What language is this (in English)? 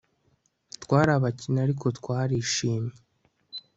Kinyarwanda